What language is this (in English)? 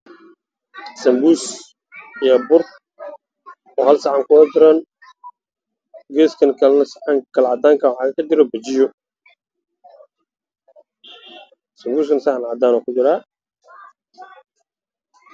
Somali